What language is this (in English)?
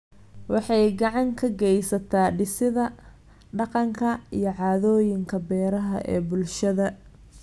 Somali